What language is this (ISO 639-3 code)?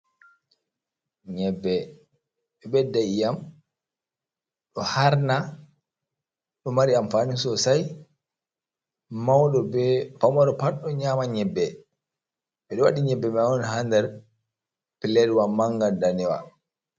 ful